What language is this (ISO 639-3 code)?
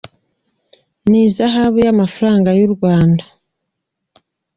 kin